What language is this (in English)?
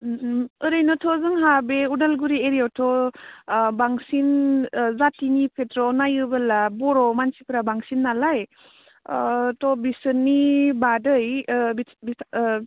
Bodo